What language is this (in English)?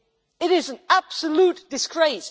English